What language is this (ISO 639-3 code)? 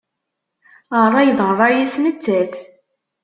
kab